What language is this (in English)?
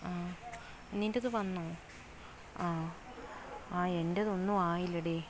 Malayalam